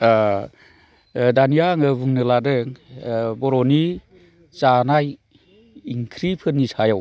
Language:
Bodo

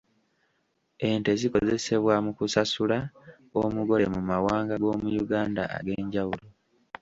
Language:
Ganda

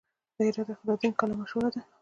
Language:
Pashto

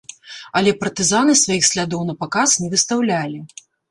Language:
Belarusian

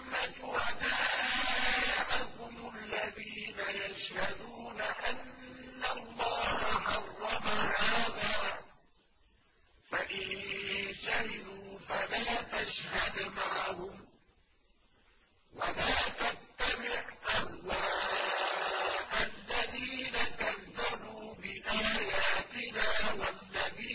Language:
Arabic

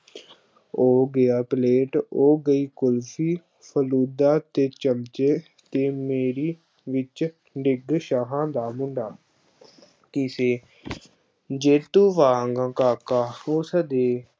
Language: Punjabi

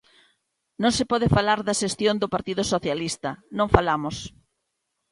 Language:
Galician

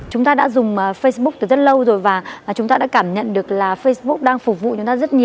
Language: Vietnamese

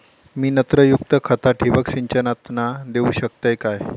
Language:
Marathi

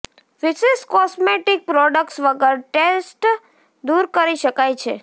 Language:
Gujarati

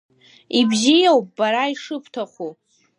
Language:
Abkhazian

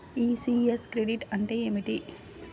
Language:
Telugu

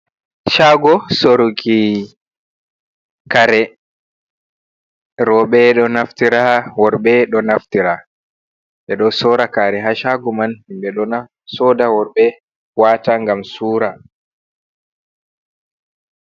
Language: Fula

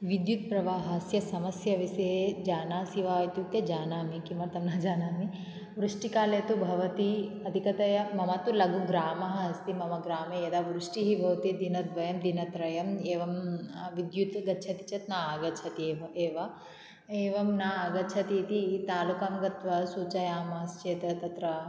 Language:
Sanskrit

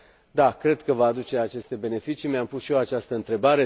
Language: Romanian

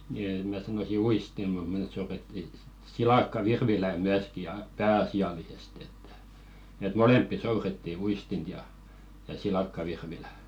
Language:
Finnish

